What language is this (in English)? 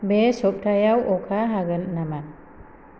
Bodo